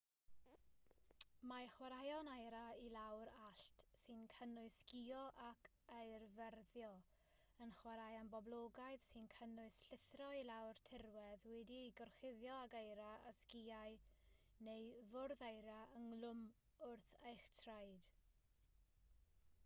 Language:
Welsh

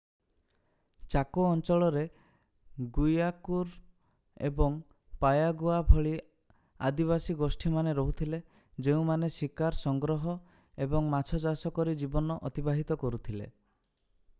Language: Odia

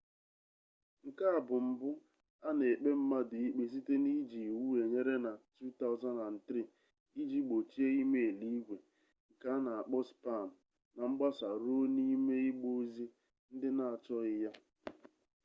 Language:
Igbo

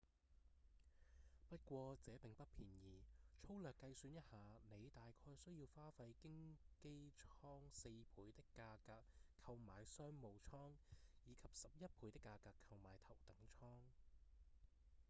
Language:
Cantonese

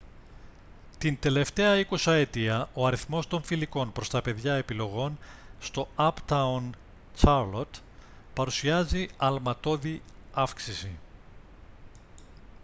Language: Greek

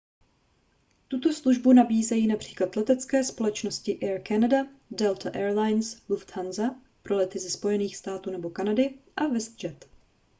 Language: Czech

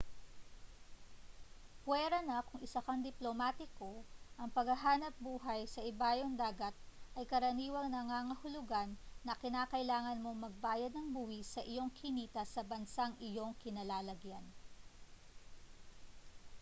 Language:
Filipino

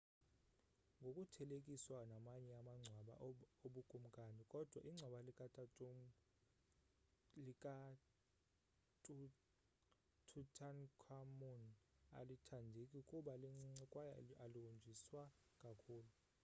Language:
Xhosa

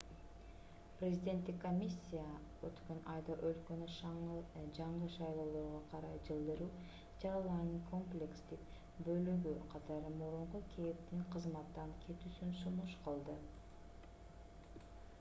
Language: Kyrgyz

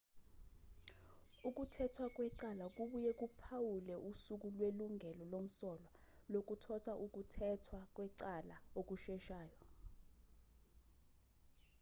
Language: Zulu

